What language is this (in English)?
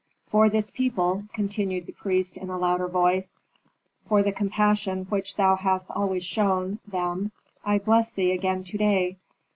English